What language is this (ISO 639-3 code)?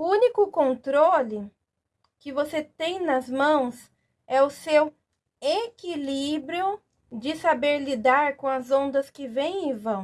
por